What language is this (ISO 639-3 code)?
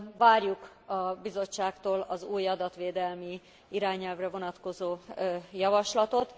hun